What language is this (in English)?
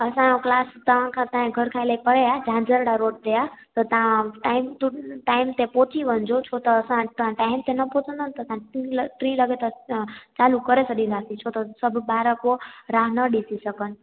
Sindhi